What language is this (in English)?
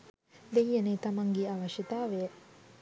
Sinhala